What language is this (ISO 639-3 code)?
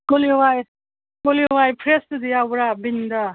mni